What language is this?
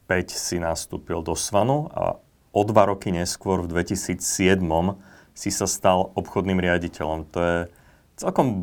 Slovak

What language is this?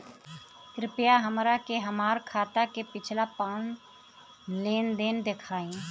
Bhojpuri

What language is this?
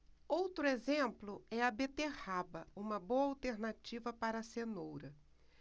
Portuguese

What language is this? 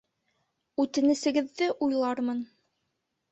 Bashkir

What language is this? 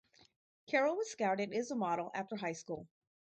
English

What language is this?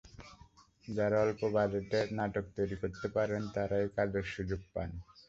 Bangla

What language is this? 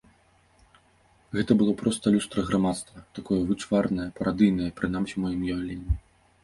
Belarusian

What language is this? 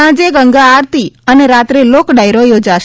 Gujarati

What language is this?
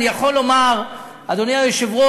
Hebrew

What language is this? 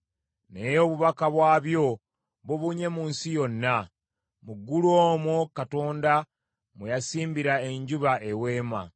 Ganda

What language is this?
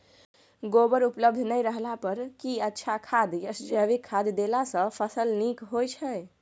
Maithili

